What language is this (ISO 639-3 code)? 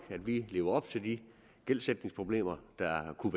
dan